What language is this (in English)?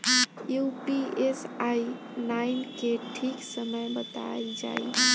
Bhojpuri